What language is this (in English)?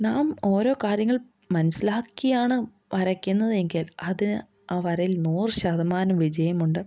Malayalam